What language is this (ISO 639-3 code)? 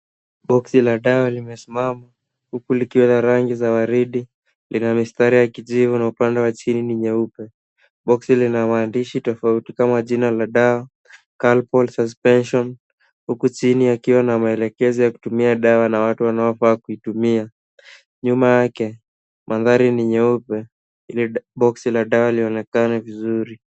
swa